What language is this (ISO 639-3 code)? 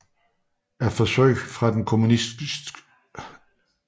dan